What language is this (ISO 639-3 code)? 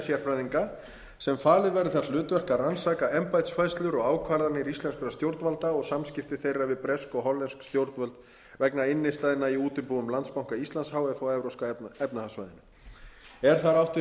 isl